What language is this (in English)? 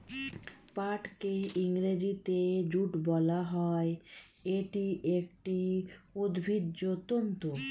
Bangla